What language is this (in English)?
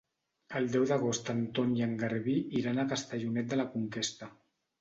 Catalan